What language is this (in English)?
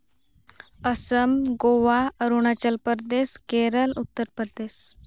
Santali